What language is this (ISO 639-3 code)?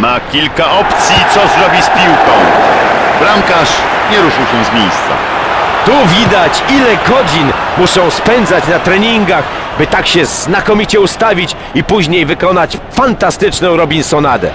pol